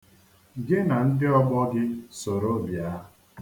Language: Igbo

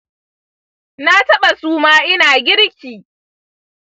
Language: Hausa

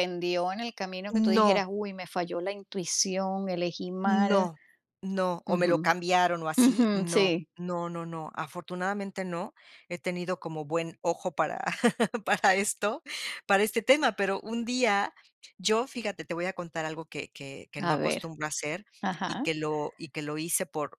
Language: Spanish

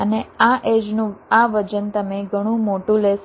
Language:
Gujarati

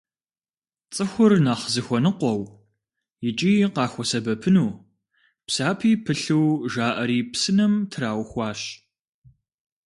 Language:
Kabardian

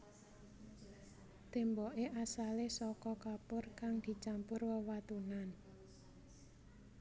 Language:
Javanese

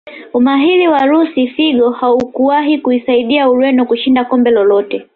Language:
Swahili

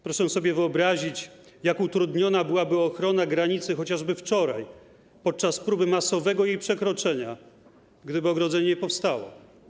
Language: Polish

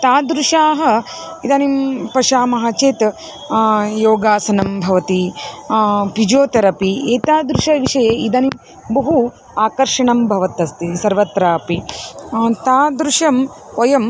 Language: Sanskrit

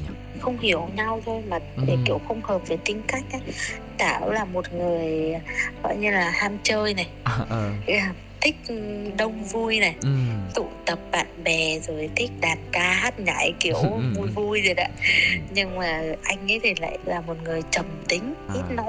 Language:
Vietnamese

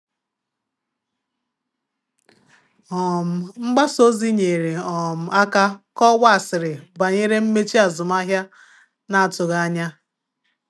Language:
Igbo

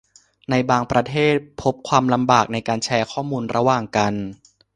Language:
Thai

